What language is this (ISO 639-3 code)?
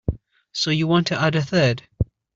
eng